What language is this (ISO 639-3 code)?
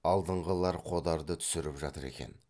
kaz